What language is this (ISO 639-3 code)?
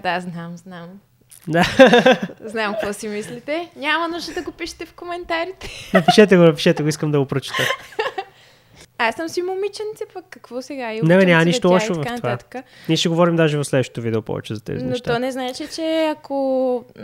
bul